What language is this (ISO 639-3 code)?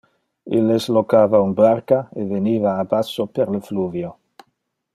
ina